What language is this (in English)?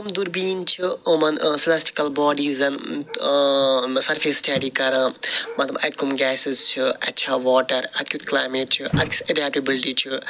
Kashmiri